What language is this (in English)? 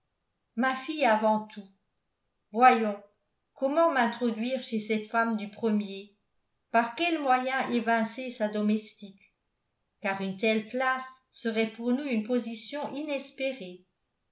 French